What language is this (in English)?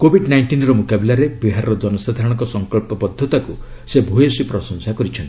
Odia